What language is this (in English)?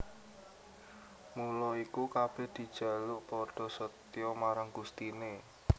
Javanese